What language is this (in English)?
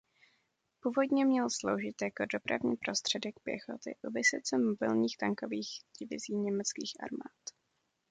Czech